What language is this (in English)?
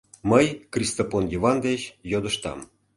Mari